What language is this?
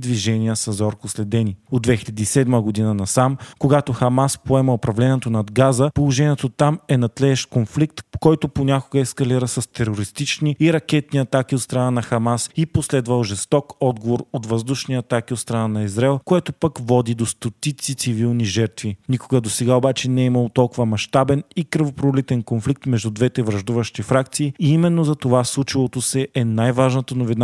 Bulgarian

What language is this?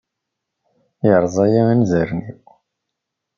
Kabyle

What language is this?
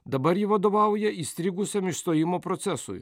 Lithuanian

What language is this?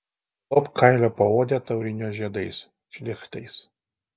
Lithuanian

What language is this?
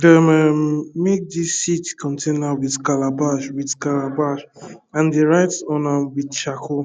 Nigerian Pidgin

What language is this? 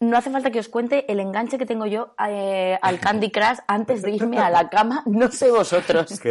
Spanish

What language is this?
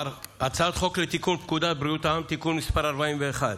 Hebrew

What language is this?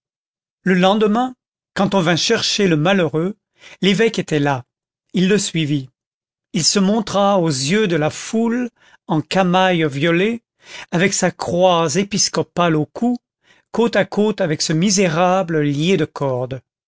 French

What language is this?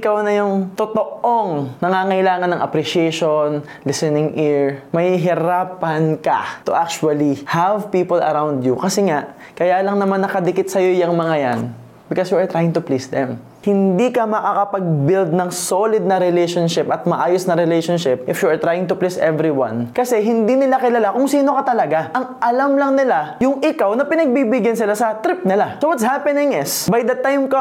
Filipino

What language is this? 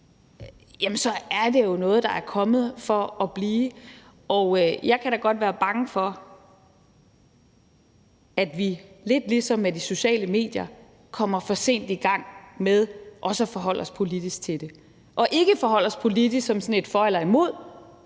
Danish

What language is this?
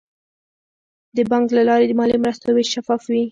Pashto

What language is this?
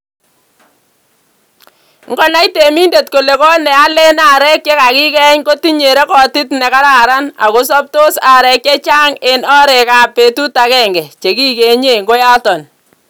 Kalenjin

